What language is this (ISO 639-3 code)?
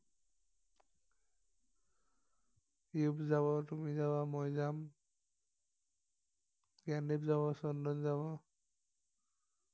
asm